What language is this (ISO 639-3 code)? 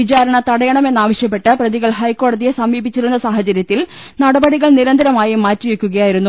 mal